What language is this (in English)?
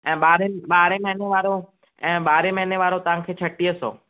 Sindhi